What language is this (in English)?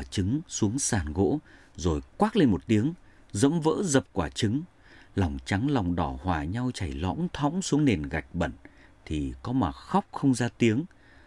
Vietnamese